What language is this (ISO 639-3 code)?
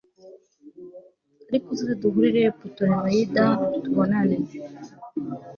kin